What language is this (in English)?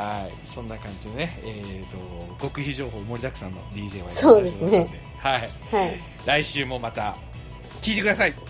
Japanese